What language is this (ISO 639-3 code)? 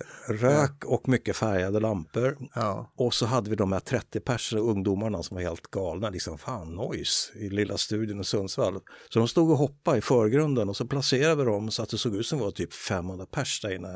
swe